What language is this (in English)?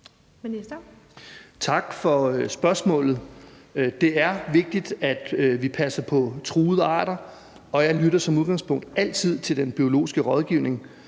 Danish